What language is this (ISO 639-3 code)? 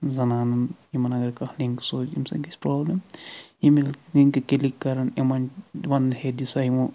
kas